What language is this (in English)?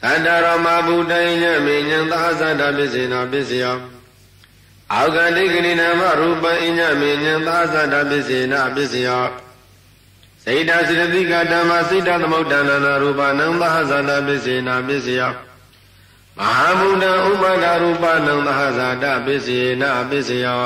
Arabic